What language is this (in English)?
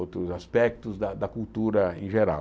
Portuguese